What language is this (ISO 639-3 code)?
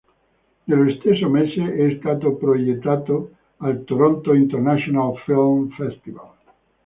ita